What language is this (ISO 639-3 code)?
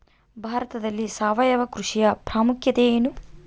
kan